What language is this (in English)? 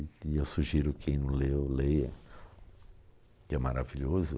Portuguese